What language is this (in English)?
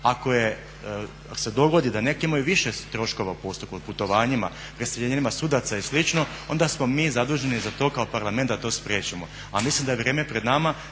Croatian